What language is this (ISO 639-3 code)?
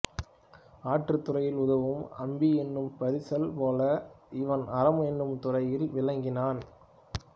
tam